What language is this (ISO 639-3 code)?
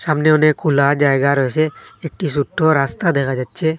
ben